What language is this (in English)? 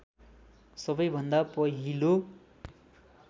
Nepali